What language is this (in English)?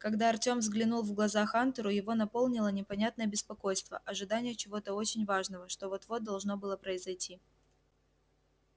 Russian